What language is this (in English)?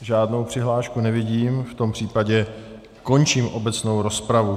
Czech